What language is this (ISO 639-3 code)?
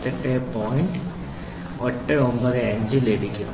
mal